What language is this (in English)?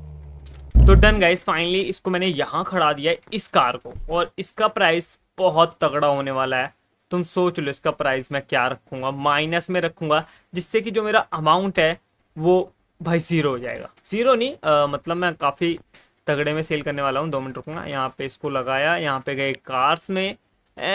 Hindi